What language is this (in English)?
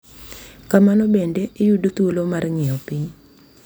Luo (Kenya and Tanzania)